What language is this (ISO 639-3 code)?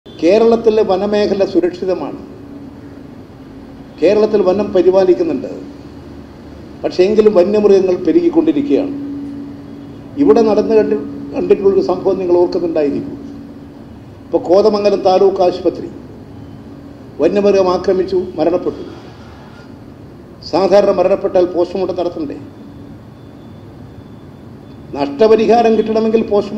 mal